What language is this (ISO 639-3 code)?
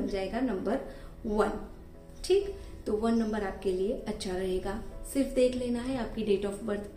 hin